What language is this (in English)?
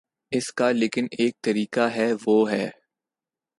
Urdu